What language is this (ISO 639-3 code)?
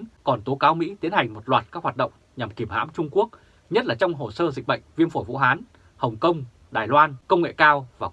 vie